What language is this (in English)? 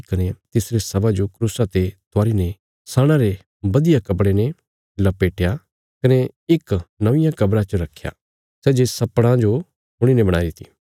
Bilaspuri